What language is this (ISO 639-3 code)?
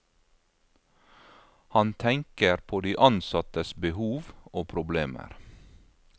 nor